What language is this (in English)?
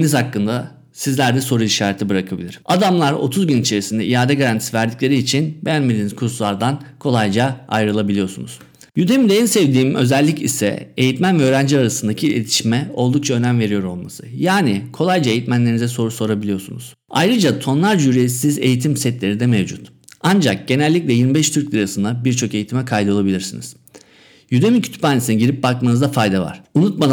Turkish